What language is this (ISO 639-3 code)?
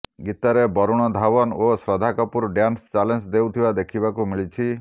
ori